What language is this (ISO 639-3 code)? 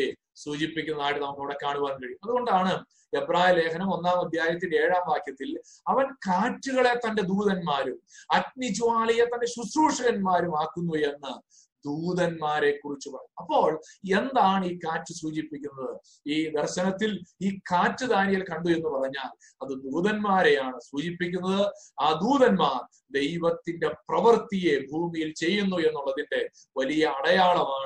mal